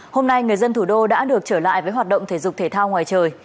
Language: Vietnamese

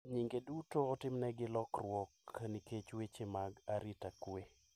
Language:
Luo (Kenya and Tanzania)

